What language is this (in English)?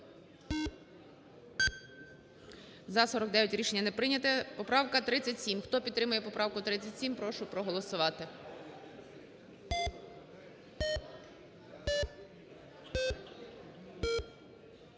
Ukrainian